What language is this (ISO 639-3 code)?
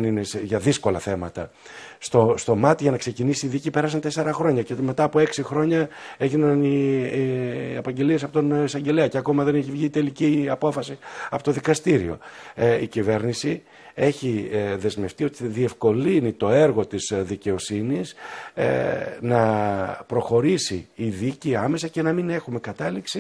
ell